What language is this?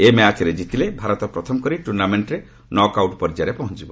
Odia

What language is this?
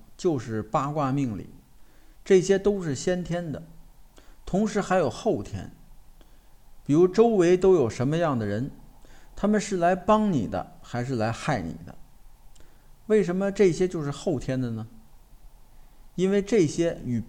Chinese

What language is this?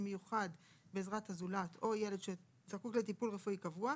Hebrew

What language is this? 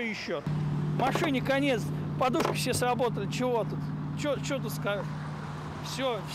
Russian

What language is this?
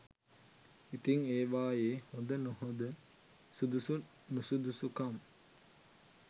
Sinhala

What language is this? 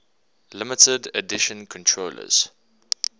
English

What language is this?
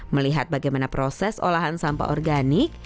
Indonesian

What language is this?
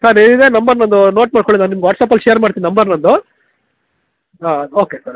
Kannada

